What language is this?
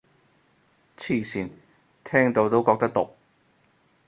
Cantonese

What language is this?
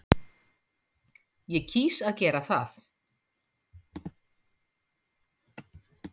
Icelandic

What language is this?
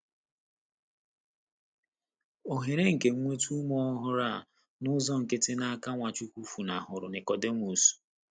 Igbo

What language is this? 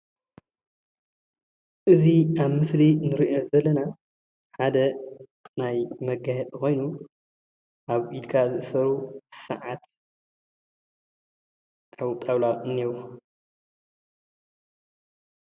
Tigrinya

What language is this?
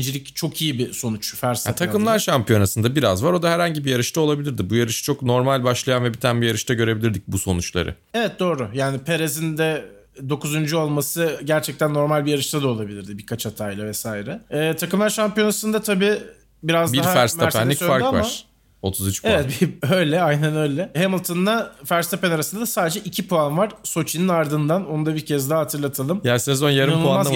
Turkish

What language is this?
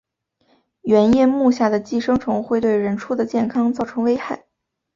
Chinese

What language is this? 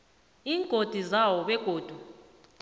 South Ndebele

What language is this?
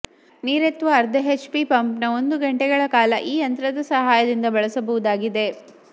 Kannada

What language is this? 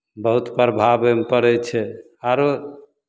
Maithili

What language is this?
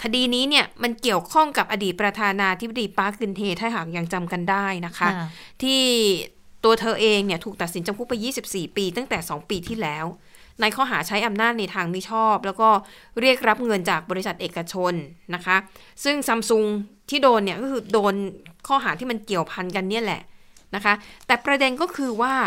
Thai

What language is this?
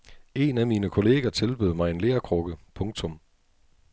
Danish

